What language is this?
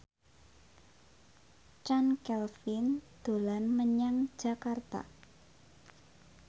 Javanese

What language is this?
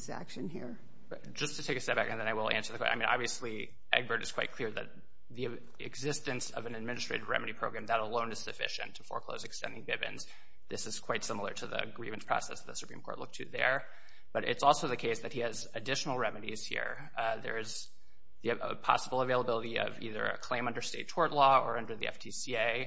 English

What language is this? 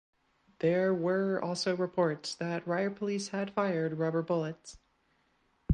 English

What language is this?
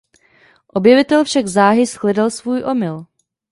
Czech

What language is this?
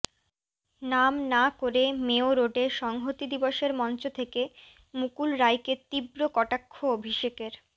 Bangla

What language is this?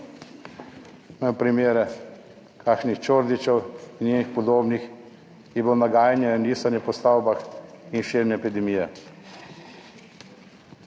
Slovenian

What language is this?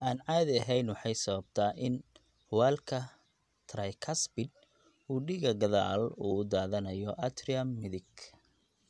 Somali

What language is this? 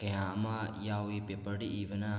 Manipuri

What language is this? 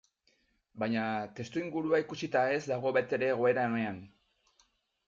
Basque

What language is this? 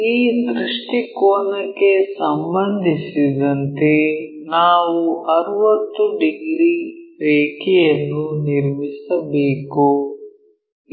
Kannada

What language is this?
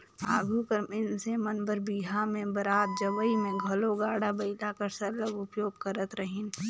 Chhattisgarhi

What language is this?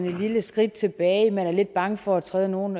Danish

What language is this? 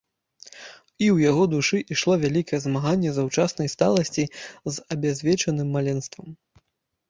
Belarusian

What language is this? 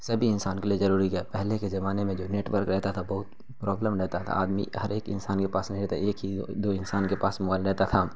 Urdu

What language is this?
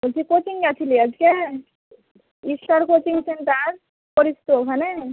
Bangla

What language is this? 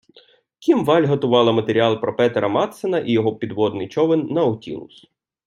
Ukrainian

